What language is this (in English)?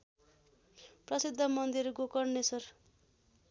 Nepali